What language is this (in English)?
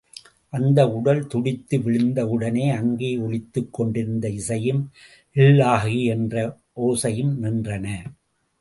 Tamil